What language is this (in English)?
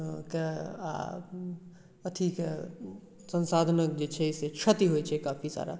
Maithili